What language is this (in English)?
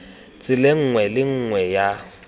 Tswana